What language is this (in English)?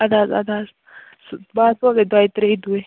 Kashmiri